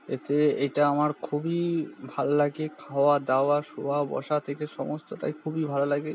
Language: Bangla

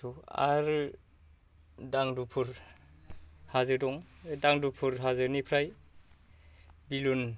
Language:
Bodo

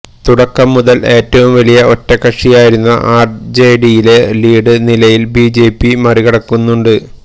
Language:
Malayalam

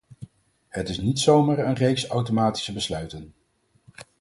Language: Dutch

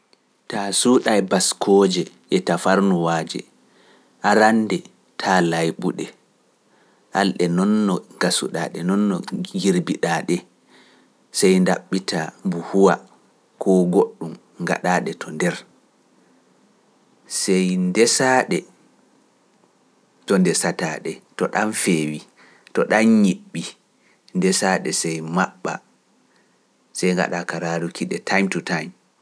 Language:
Pular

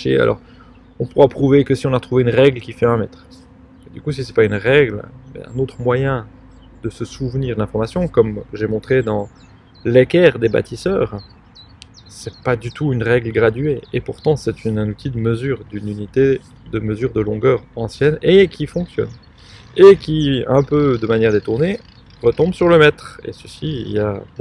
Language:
French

